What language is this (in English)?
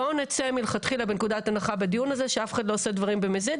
Hebrew